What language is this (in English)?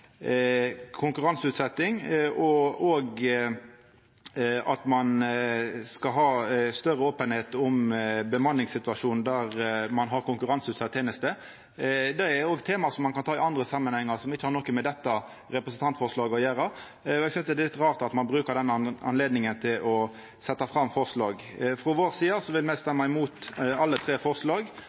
Norwegian Nynorsk